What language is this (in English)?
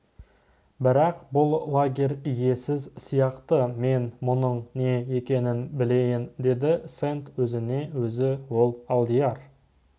Kazakh